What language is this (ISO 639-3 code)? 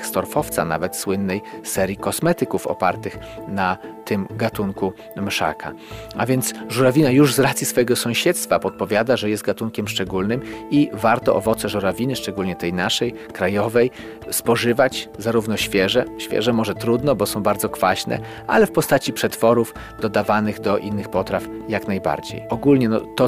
pol